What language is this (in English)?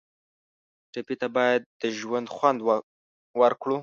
Pashto